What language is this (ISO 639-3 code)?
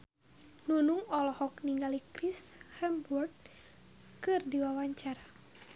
sun